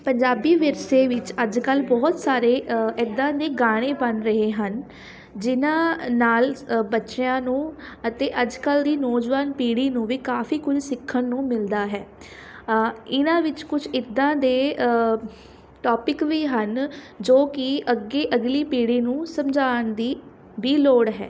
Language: Punjabi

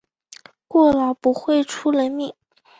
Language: Chinese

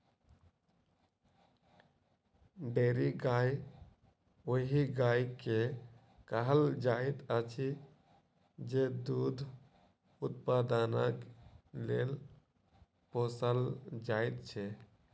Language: Maithili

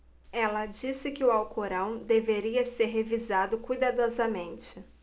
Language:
Portuguese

